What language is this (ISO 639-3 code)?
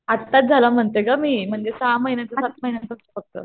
mar